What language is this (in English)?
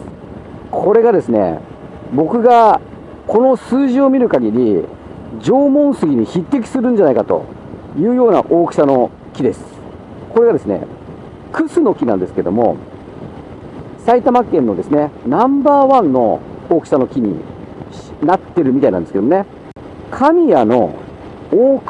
Japanese